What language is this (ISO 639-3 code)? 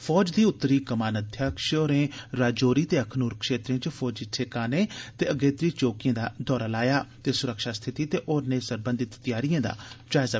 doi